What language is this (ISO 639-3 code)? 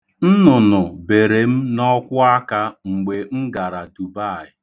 ibo